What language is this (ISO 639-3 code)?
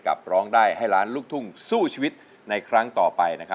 tha